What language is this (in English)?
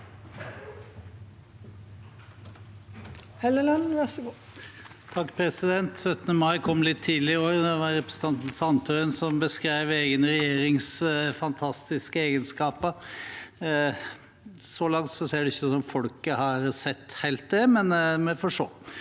Norwegian